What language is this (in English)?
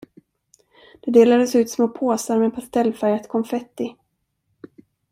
Swedish